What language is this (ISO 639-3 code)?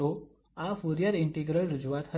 guj